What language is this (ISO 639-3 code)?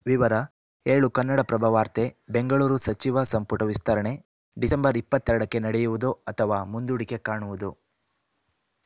kan